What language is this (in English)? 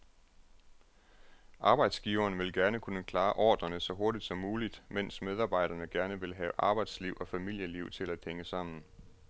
Danish